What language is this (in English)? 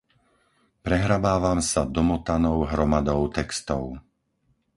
Slovak